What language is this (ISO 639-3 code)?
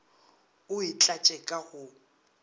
nso